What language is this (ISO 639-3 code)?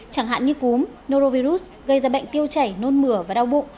vie